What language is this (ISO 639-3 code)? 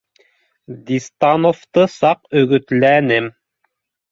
bak